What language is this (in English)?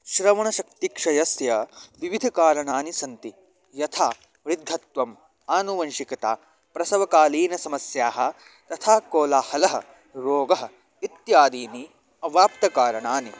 Sanskrit